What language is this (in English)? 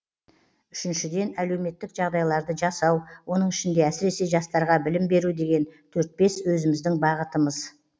Kazakh